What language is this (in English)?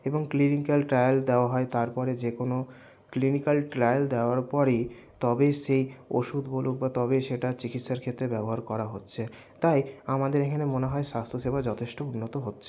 Bangla